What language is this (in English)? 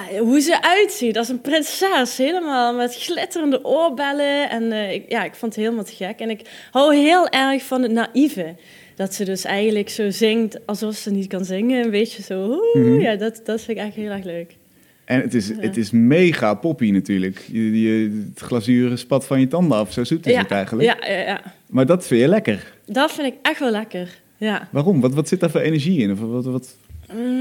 Dutch